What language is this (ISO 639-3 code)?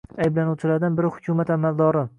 uzb